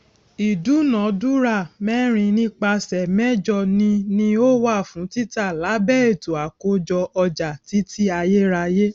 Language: Yoruba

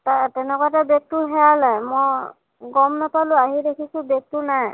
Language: Assamese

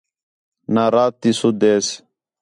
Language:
Khetrani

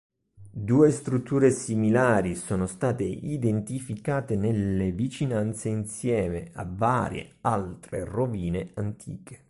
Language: Italian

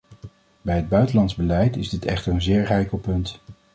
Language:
Dutch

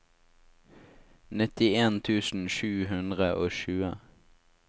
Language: Norwegian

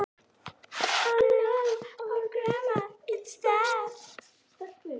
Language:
Icelandic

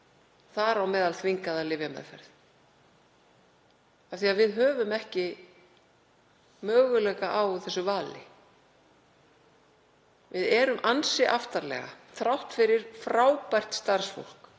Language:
Icelandic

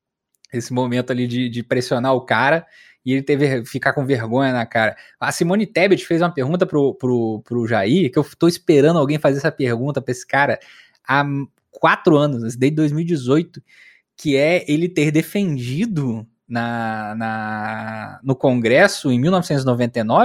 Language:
Portuguese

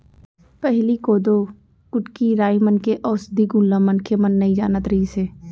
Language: Chhattisgarhi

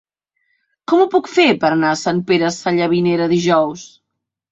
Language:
Catalan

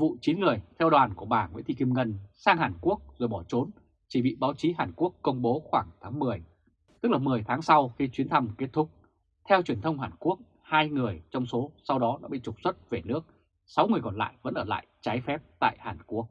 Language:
Vietnamese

